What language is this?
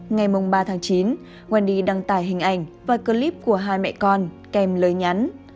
Vietnamese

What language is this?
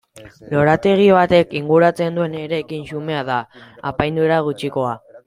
Basque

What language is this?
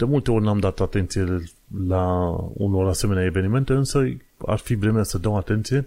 Romanian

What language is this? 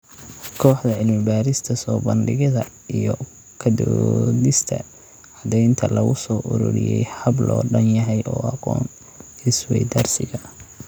Somali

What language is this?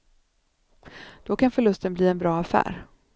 Swedish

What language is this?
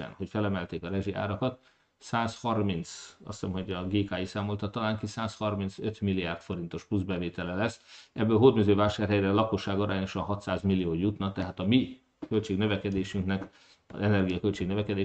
Hungarian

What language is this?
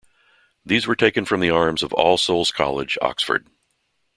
English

